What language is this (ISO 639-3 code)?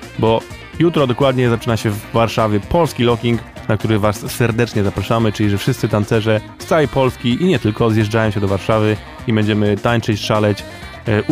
pol